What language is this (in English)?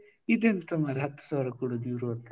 Kannada